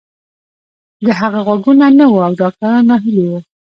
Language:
Pashto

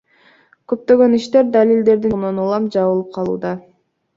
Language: Kyrgyz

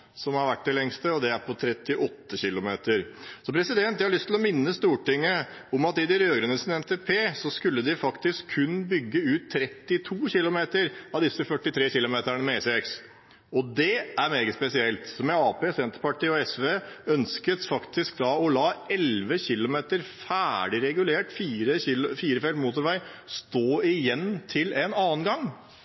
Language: Norwegian Bokmål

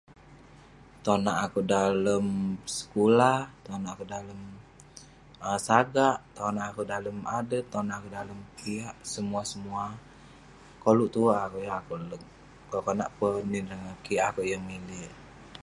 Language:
Western Penan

